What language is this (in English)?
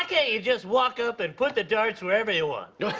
English